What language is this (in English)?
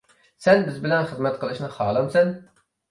Uyghur